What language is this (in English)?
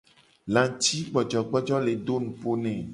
Gen